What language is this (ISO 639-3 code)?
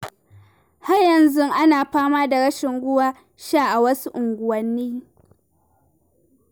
hau